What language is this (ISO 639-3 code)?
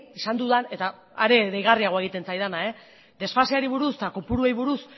eus